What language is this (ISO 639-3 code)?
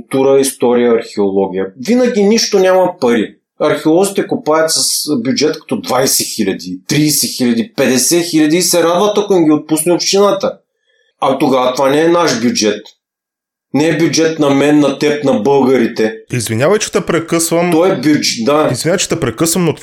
bul